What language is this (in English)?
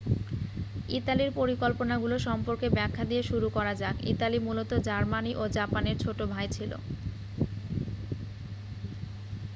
Bangla